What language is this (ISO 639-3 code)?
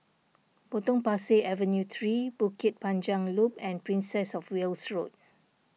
eng